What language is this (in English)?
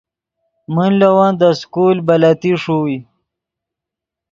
Yidgha